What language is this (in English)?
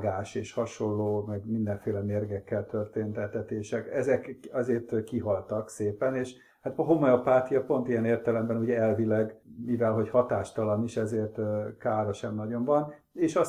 Hungarian